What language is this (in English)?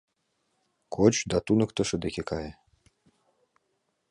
Mari